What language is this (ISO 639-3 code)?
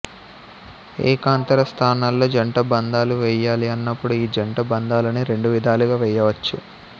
tel